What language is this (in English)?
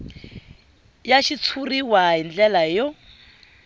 Tsonga